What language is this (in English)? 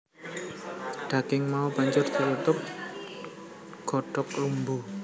Javanese